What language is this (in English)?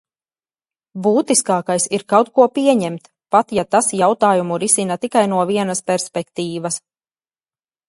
Latvian